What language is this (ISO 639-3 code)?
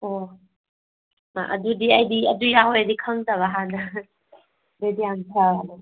mni